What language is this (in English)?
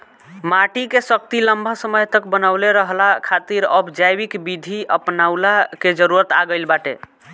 Bhojpuri